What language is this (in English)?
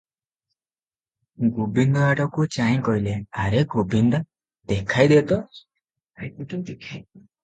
Odia